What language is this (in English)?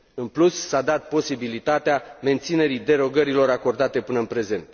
Romanian